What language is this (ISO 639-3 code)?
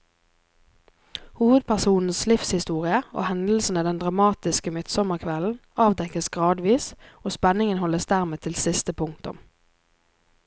nor